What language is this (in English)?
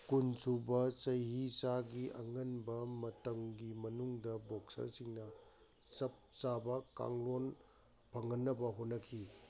Manipuri